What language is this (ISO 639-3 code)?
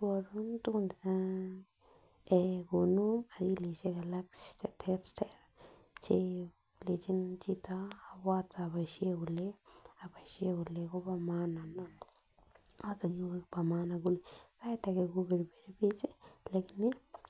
kln